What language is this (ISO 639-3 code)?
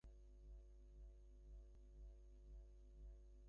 ben